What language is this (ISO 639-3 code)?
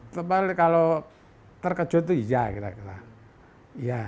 ind